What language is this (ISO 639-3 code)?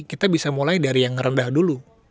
ind